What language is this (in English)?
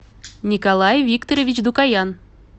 Russian